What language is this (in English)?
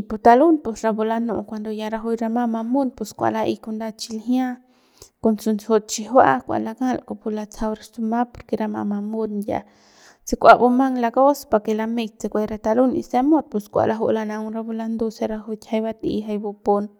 Central Pame